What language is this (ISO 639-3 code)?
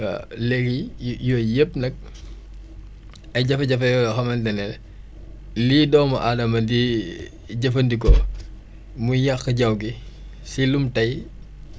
wol